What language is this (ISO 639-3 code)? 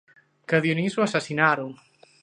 glg